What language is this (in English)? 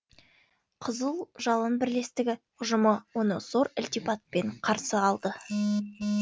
Kazakh